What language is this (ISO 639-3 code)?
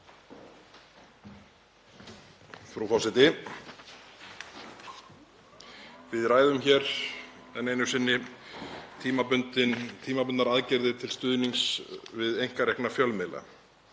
isl